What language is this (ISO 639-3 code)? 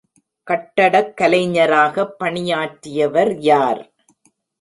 tam